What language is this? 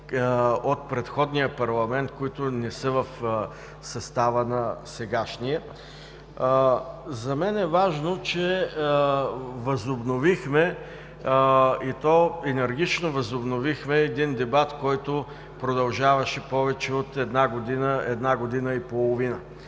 Bulgarian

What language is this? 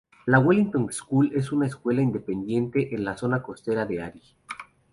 Spanish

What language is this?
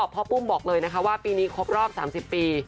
Thai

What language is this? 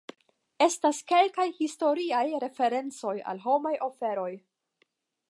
Esperanto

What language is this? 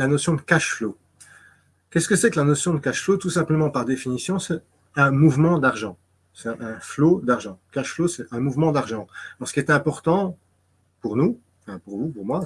French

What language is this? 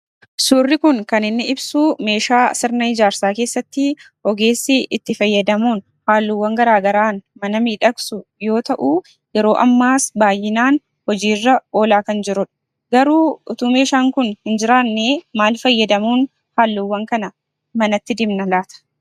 Oromo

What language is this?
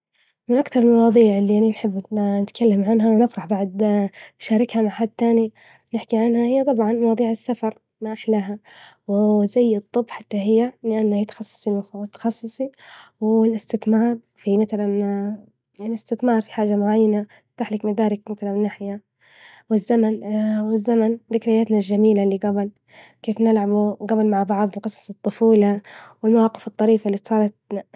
Libyan Arabic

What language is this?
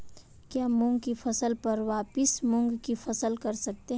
Hindi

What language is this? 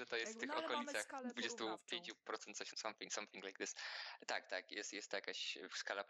Polish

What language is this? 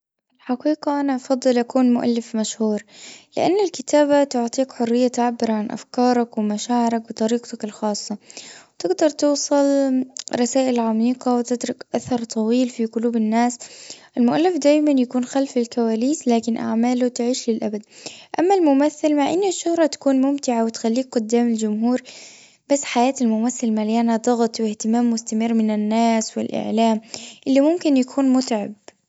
Gulf Arabic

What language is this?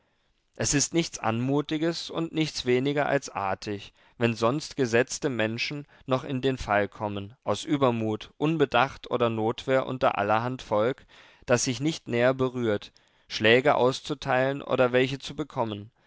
German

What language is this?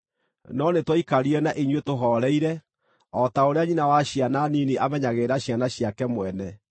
Kikuyu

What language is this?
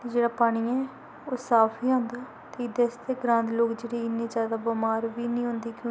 Dogri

